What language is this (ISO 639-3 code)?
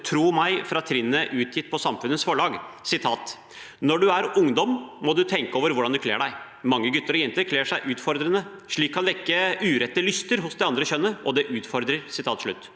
nor